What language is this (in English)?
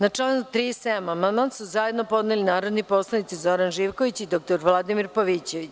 Serbian